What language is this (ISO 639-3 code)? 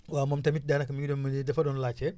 wol